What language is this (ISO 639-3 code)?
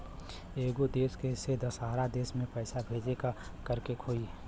bho